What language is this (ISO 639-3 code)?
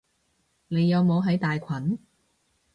yue